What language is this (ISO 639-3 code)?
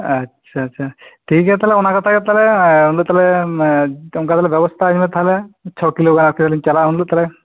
sat